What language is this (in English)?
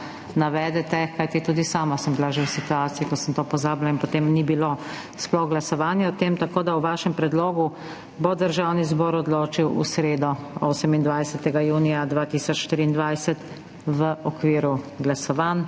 Slovenian